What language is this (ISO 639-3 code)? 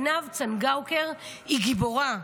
heb